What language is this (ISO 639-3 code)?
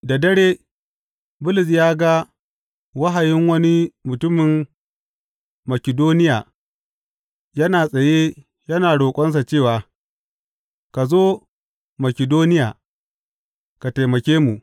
hau